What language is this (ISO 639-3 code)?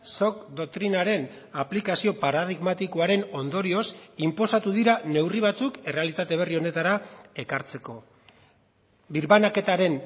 eus